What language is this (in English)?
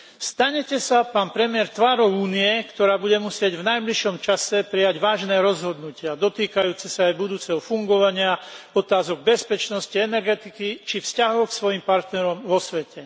Slovak